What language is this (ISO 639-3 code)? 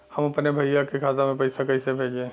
bho